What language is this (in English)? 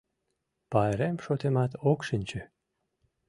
Mari